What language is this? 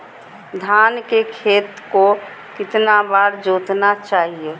Magahi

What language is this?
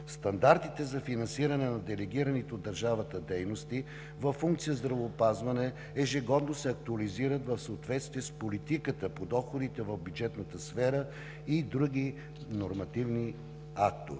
Bulgarian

